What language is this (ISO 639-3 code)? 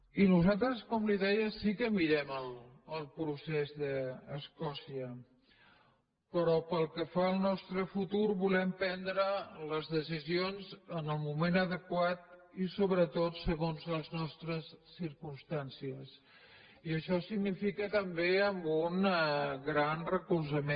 cat